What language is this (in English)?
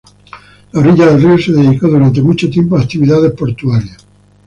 Spanish